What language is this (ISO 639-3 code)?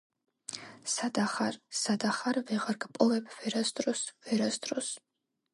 kat